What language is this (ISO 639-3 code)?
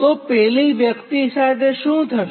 guj